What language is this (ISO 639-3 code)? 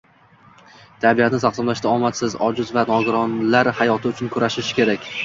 uzb